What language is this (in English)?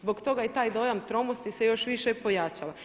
Croatian